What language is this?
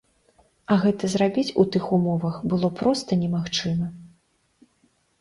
Belarusian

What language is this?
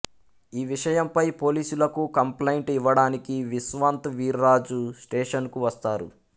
Telugu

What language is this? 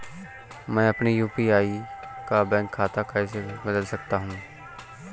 Hindi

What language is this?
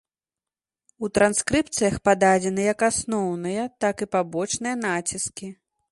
Belarusian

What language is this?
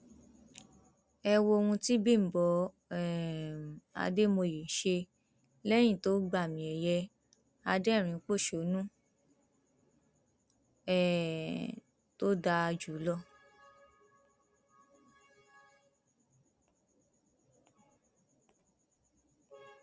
Yoruba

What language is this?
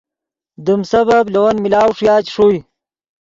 Yidgha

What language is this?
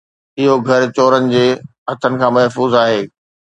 Sindhi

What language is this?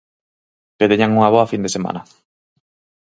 Galician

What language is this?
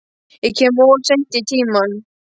Icelandic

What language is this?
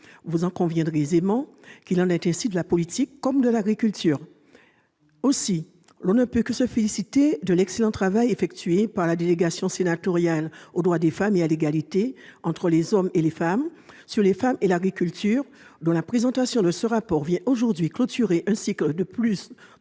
French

